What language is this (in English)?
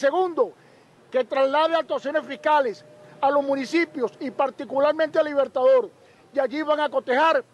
Spanish